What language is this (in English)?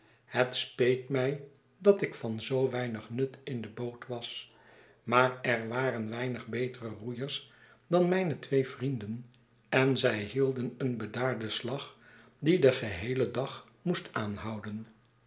Dutch